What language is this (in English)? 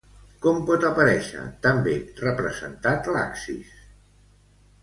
Catalan